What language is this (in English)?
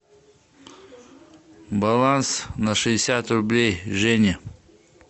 Russian